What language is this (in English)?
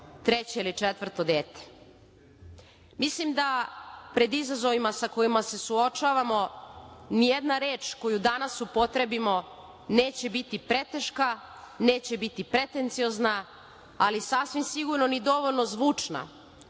Serbian